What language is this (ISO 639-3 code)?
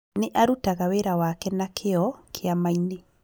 kik